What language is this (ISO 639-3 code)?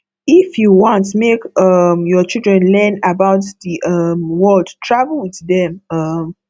pcm